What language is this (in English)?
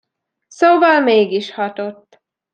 Hungarian